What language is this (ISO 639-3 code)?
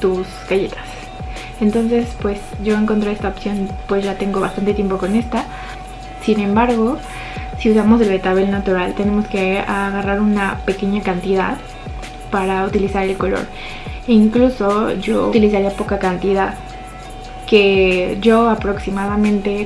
spa